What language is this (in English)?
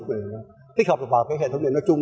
Vietnamese